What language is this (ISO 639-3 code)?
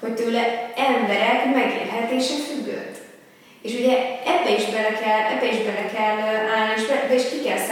hun